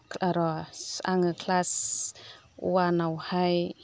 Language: Bodo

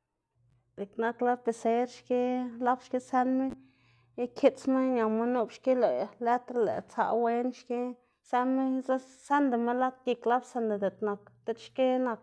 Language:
Xanaguía Zapotec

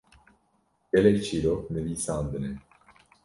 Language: Kurdish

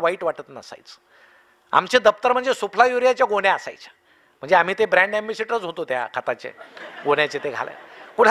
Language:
Marathi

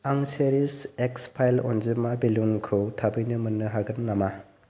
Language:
Bodo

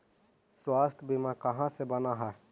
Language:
Magahi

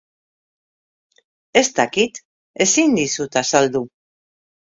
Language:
Basque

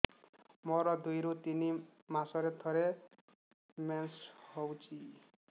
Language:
Odia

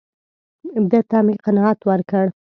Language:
Pashto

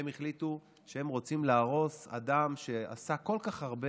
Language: Hebrew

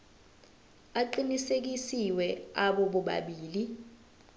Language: Zulu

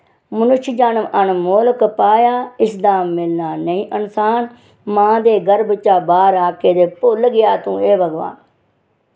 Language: Dogri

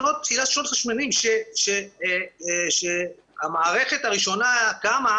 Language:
Hebrew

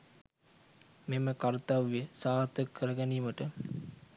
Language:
Sinhala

